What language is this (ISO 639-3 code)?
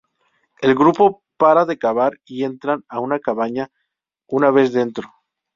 spa